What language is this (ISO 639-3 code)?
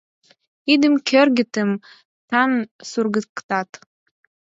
chm